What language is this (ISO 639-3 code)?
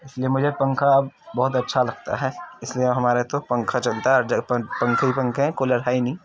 urd